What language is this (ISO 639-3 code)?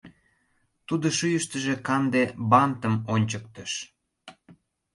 chm